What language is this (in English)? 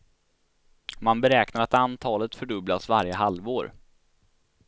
Swedish